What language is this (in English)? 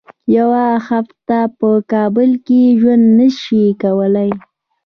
Pashto